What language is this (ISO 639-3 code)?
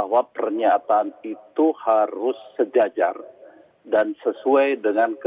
ind